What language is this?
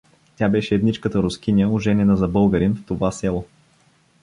Bulgarian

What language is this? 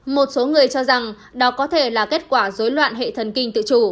Vietnamese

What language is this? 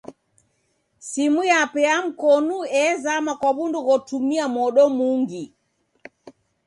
Taita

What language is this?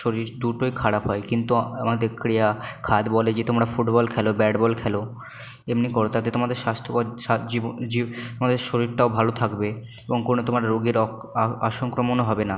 Bangla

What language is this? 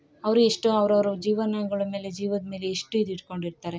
Kannada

